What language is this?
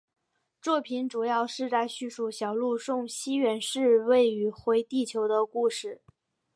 Chinese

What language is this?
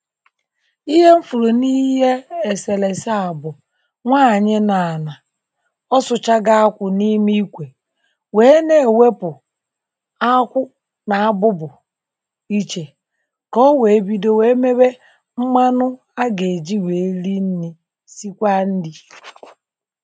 Igbo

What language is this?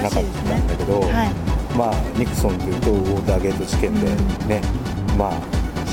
Japanese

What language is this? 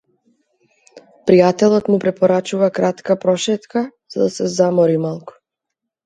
Macedonian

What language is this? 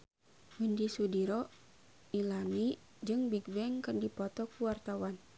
Sundanese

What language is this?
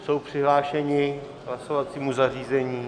Czech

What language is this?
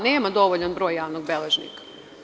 Serbian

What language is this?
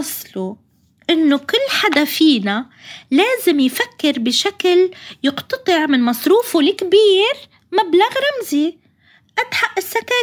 Arabic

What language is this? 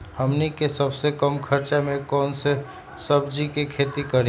Magahi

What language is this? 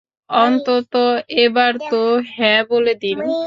Bangla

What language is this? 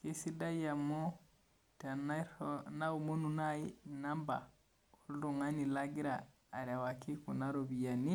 Masai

